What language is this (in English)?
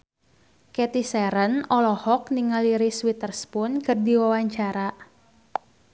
Sundanese